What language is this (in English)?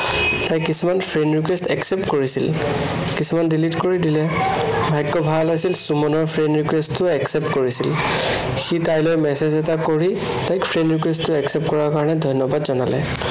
Assamese